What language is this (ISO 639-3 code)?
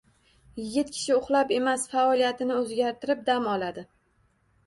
uzb